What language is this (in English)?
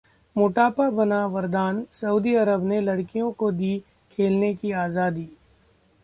Hindi